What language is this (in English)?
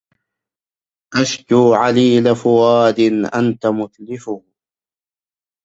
Arabic